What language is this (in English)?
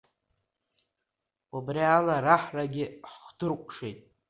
Abkhazian